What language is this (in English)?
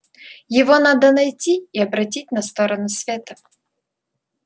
Russian